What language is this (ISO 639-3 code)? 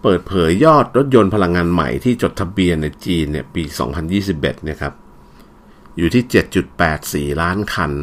tha